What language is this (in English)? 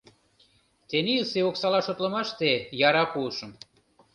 Mari